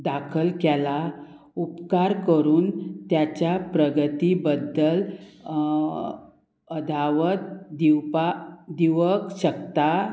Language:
Konkani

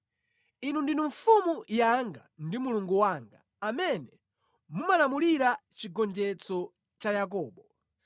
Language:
Nyanja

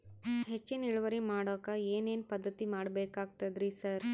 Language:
Kannada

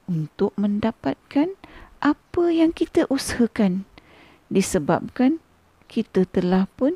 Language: Malay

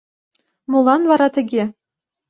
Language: Mari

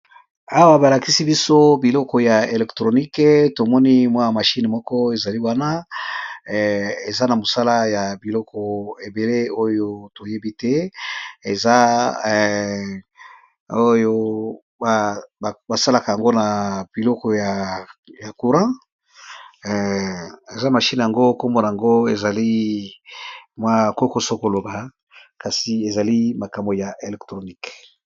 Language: Lingala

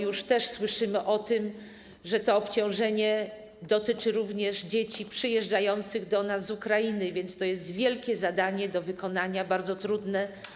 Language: Polish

